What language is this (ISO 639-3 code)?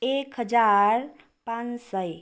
nep